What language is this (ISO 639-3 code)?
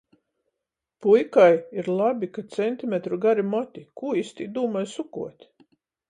ltg